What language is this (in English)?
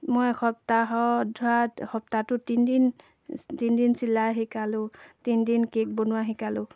Assamese